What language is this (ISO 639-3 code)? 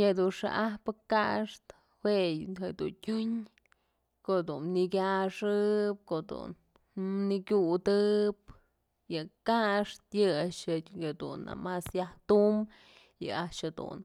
mzl